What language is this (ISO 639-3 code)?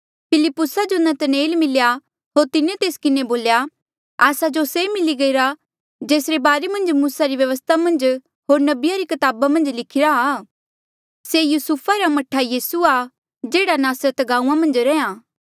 mjl